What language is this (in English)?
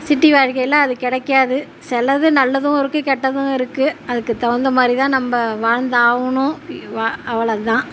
Tamil